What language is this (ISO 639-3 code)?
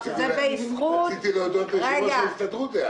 heb